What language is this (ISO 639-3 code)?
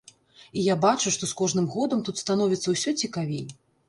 bel